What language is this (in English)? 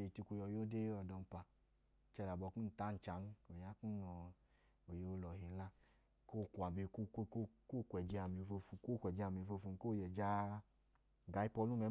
Idoma